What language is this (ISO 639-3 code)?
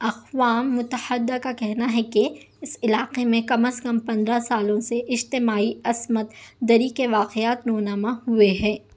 urd